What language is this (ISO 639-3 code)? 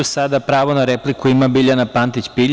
srp